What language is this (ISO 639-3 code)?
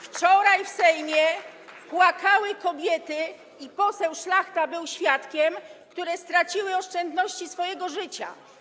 pol